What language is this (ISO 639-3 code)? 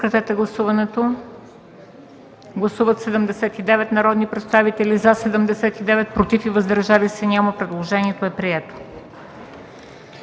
bul